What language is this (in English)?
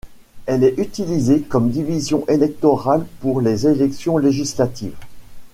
French